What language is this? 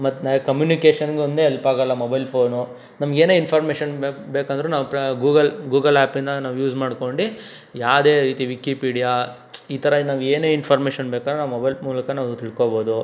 Kannada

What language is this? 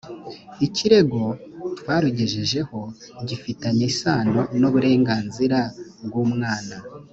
Kinyarwanda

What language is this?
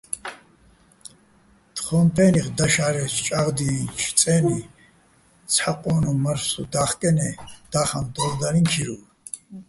Bats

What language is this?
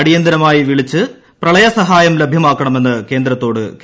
Malayalam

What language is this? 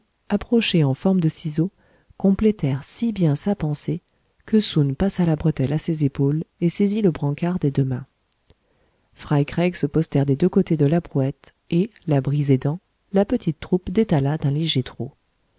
French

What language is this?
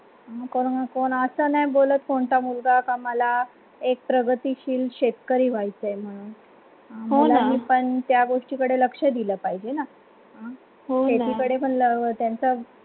Marathi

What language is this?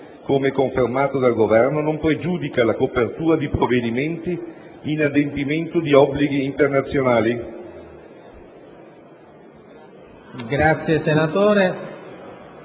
Italian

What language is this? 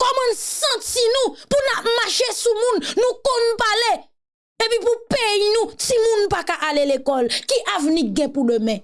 French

